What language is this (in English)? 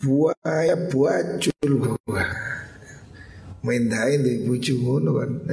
Indonesian